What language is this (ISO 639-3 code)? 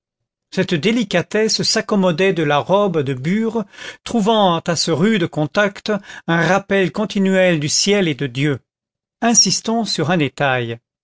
fra